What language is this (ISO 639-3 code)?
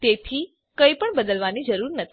guj